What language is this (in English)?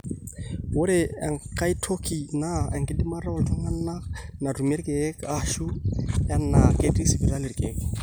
Masai